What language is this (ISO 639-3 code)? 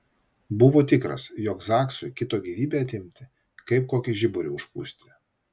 lit